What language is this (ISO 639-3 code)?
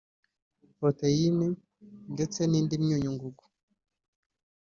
kin